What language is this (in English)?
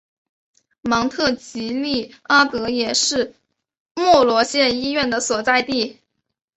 Chinese